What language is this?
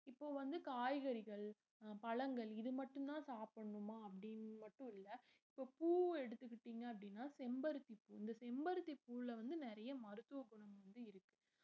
Tamil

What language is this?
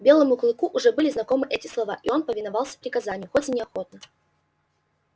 Russian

